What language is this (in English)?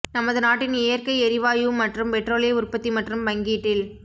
Tamil